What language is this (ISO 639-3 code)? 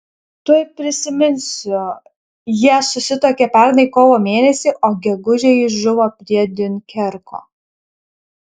lit